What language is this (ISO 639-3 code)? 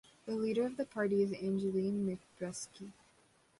eng